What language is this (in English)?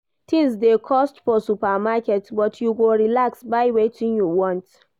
Nigerian Pidgin